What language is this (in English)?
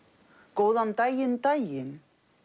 Icelandic